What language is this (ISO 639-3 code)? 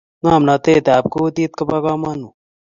kln